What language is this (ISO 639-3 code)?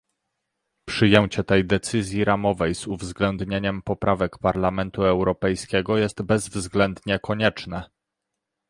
pol